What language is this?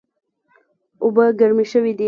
Pashto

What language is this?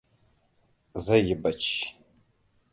Hausa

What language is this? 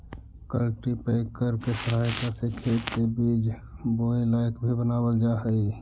Magahi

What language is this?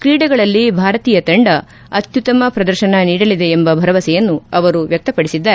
Kannada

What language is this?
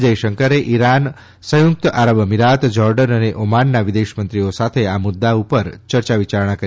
Gujarati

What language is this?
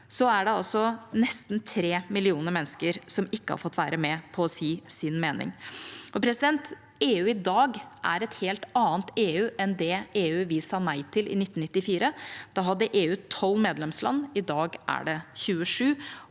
Norwegian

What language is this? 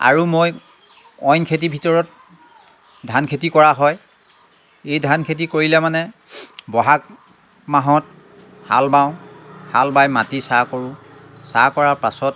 Assamese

